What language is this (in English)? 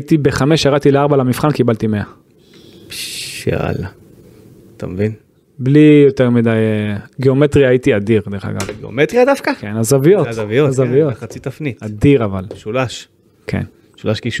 Hebrew